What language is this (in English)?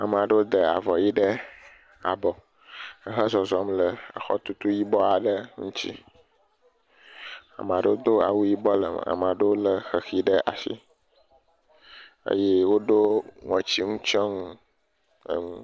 Ewe